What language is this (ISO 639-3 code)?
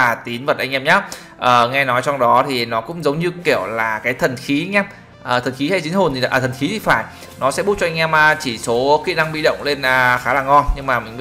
vie